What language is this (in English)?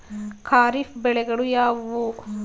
Kannada